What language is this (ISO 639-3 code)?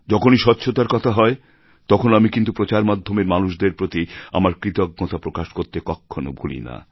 ben